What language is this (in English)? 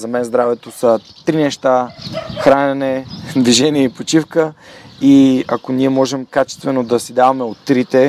Bulgarian